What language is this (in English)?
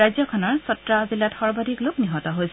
Assamese